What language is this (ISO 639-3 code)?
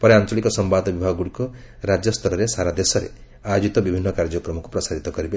ori